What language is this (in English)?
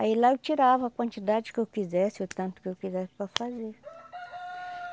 Portuguese